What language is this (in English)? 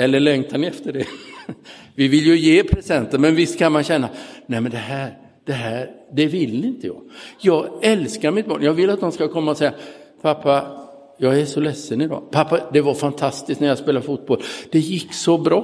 Swedish